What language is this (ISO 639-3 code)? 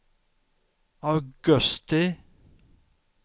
swe